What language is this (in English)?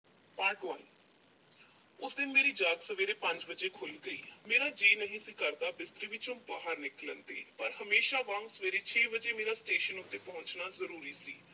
Punjabi